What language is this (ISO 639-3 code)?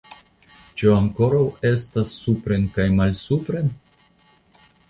epo